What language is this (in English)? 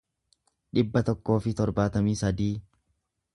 Oromo